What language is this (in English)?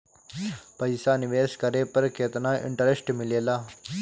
Bhojpuri